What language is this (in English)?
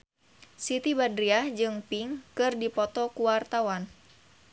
Sundanese